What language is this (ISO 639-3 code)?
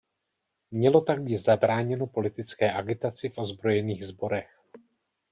ces